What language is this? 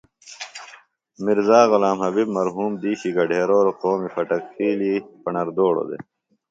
Phalura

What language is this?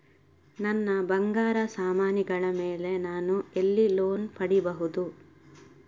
Kannada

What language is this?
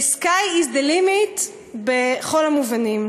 Hebrew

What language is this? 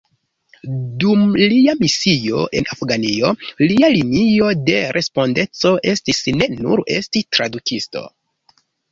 Esperanto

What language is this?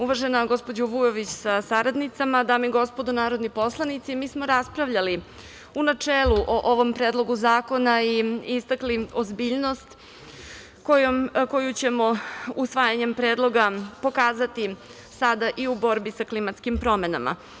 Serbian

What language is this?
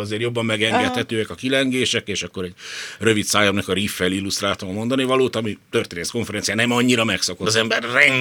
Hungarian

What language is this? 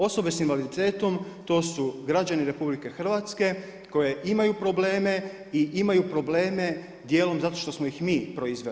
Croatian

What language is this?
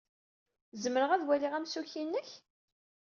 Kabyle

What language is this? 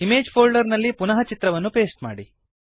Kannada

